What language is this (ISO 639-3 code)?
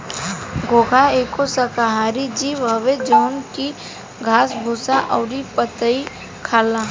bho